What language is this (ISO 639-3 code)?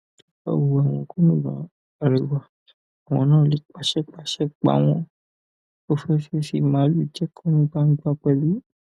yor